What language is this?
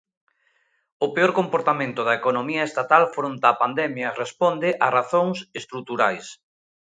Galician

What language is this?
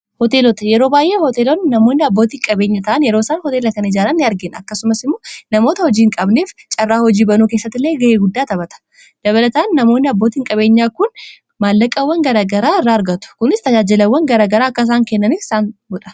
Oromo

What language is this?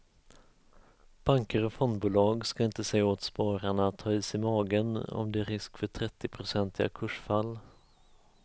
Swedish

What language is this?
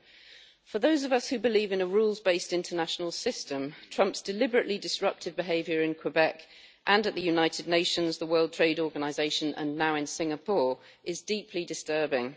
English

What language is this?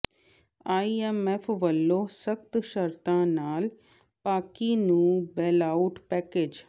Punjabi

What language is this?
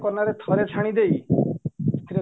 Odia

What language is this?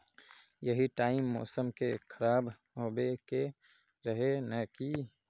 Magahi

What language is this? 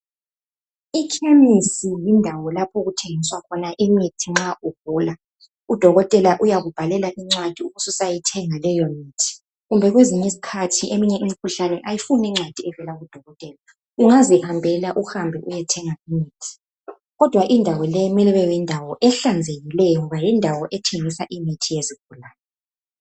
North Ndebele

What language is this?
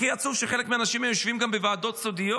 Hebrew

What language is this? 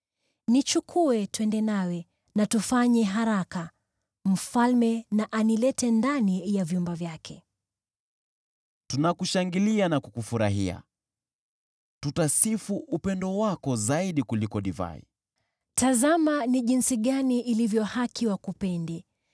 Swahili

